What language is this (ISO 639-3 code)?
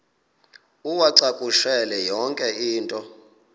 xho